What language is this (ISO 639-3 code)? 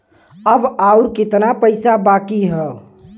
bho